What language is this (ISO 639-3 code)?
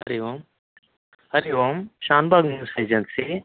san